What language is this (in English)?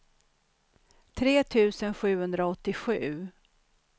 Swedish